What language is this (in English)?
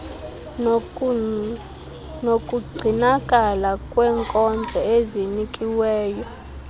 Xhosa